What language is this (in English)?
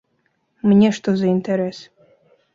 Belarusian